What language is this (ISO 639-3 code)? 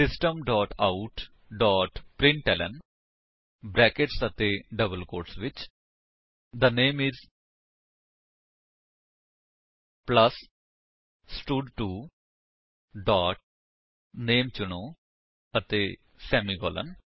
pan